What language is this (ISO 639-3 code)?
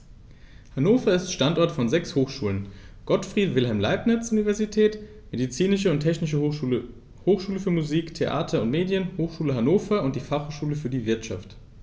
deu